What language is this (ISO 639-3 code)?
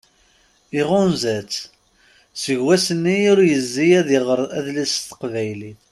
kab